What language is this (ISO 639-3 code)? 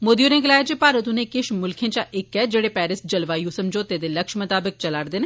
doi